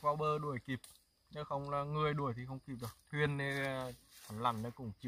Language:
Vietnamese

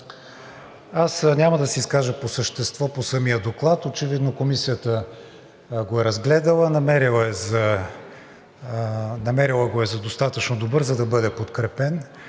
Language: Bulgarian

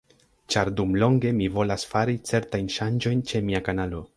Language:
Esperanto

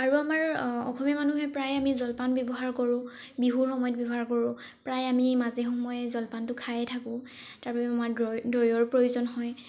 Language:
Assamese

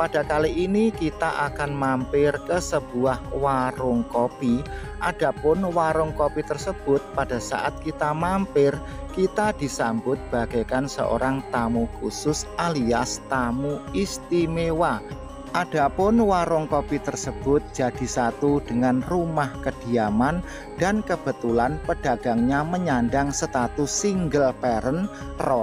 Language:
Indonesian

